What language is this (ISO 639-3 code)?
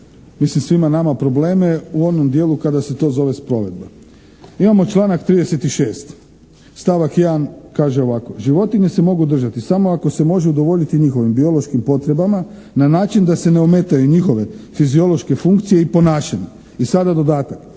hrv